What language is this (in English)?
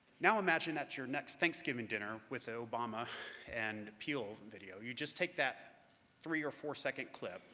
English